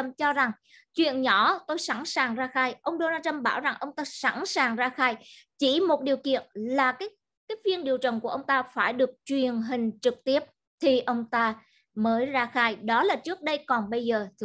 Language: Vietnamese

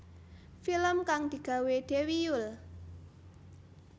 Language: Javanese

